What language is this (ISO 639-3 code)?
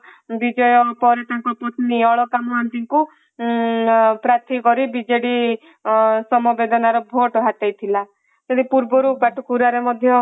ori